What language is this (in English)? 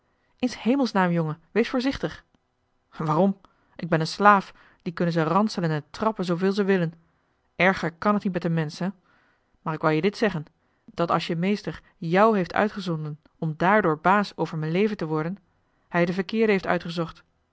Dutch